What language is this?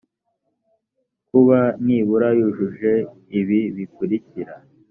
Kinyarwanda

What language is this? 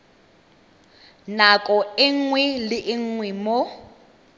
Tswana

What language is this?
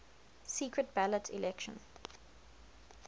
English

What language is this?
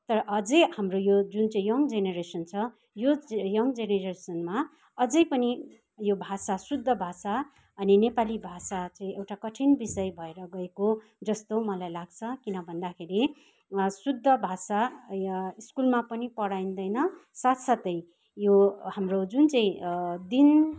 Nepali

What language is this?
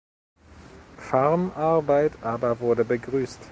German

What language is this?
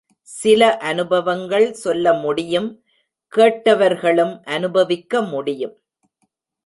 Tamil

